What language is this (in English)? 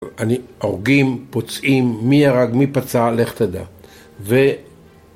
Hebrew